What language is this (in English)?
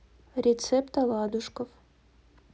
Russian